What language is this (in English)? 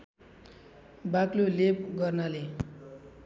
Nepali